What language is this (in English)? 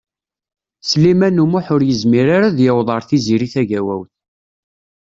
Kabyle